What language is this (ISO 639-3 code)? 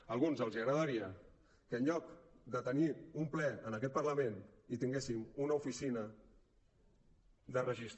cat